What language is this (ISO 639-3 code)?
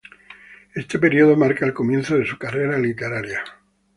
spa